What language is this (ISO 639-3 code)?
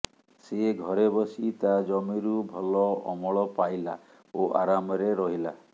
ori